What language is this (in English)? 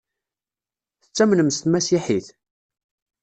Kabyle